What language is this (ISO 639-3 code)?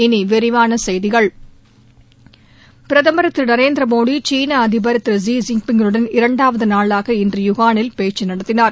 tam